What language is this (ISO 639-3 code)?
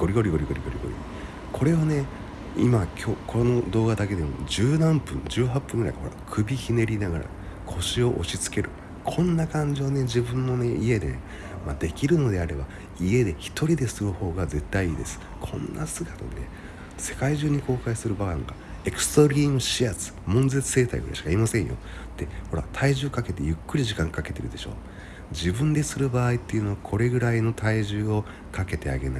jpn